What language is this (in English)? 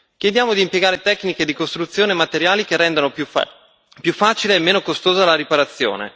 Italian